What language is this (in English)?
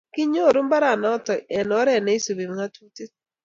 Kalenjin